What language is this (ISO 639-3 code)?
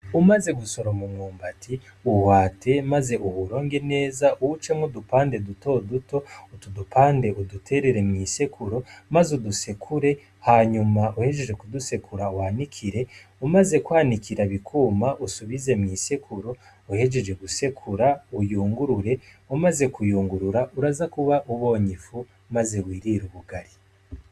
run